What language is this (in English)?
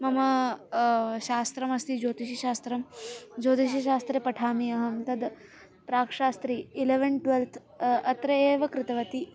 Sanskrit